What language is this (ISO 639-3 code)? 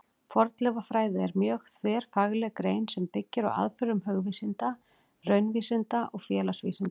isl